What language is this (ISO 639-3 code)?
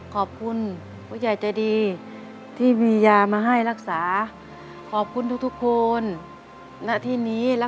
tha